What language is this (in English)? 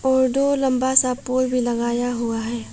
Hindi